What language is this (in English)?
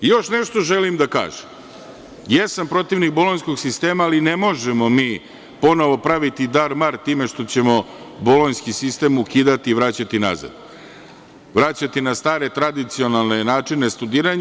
Serbian